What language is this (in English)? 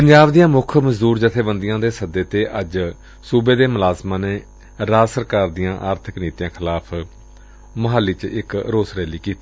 Punjabi